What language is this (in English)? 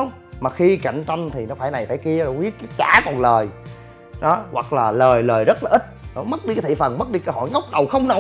Vietnamese